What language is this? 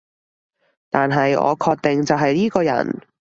Cantonese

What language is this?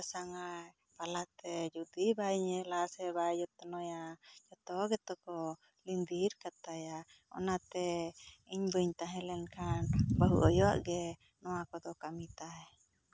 Santali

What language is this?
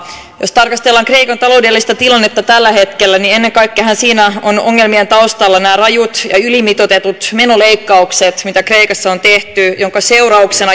Finnish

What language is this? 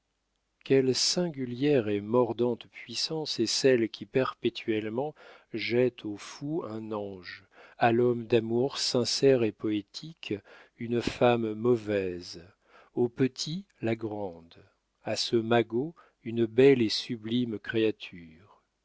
French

